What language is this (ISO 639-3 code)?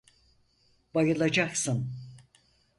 tur